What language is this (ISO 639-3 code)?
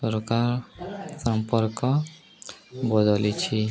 ori